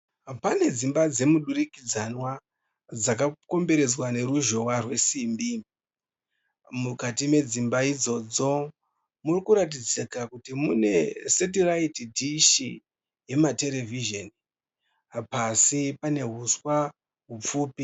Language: Shona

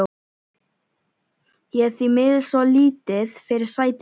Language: Icelandic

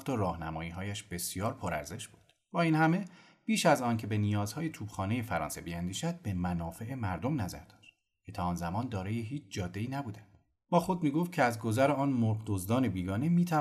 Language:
Persian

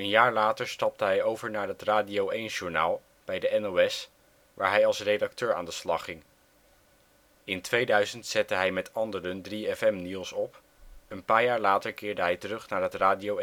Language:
Dutch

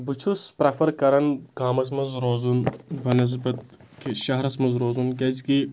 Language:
Kashmiri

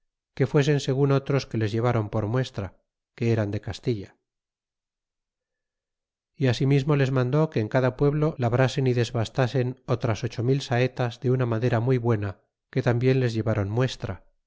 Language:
Spanish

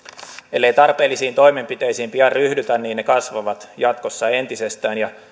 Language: Finnish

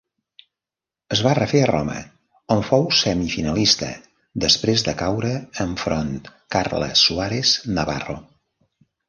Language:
Catalan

